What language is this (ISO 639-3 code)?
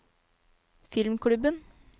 nor